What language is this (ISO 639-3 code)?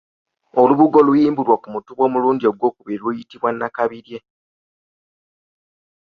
lug